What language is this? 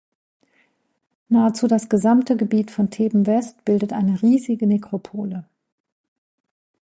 German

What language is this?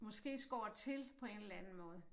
Danish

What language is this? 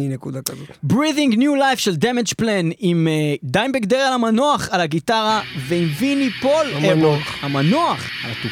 Hebrew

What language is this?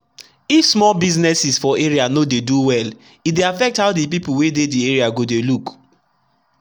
Nigerian Pidgin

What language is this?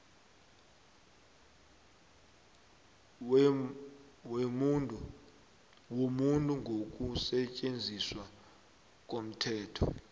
South Ndebele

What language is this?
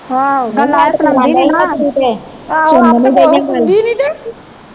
Punjabi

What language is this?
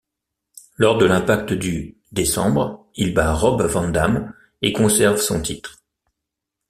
French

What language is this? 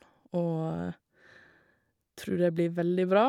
Norwegian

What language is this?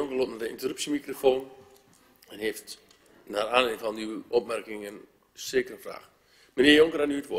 Dutch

